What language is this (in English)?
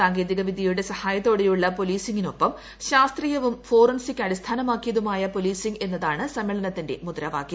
Malayalam